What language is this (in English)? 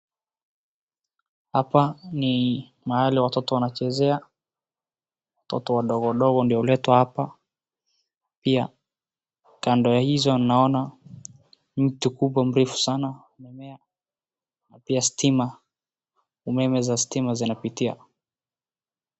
Swahili